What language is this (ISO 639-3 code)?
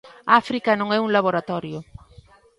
glg